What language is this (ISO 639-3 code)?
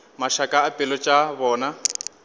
nso